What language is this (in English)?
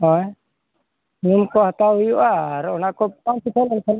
Santali